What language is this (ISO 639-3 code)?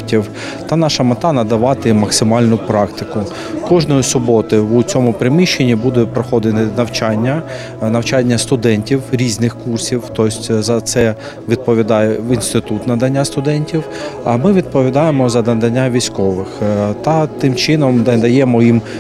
ukr